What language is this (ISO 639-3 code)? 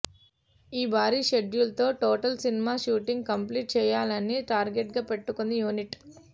tel